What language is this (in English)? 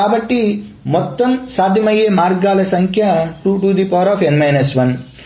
Telugu